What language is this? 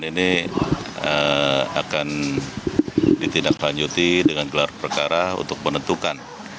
Indonesian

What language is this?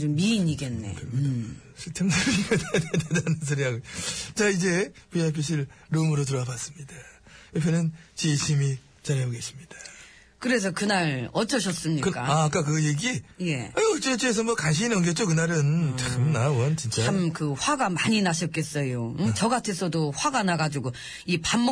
Korean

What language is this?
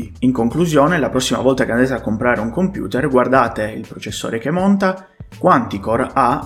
Italian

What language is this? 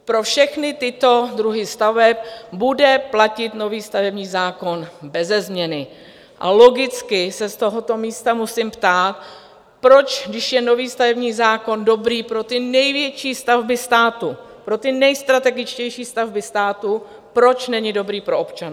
Czech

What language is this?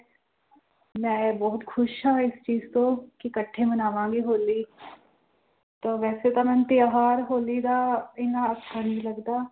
Punjabi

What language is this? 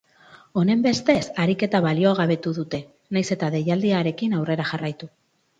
Basque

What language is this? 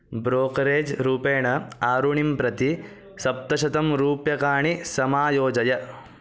Sanskrit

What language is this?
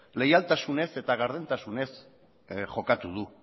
Basque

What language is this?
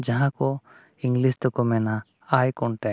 Santali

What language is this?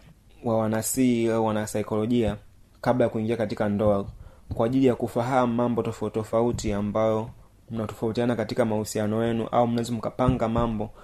Swahili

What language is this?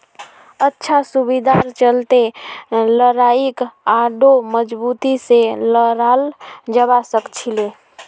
Magahi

